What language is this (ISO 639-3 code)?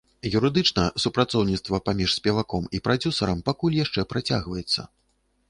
bel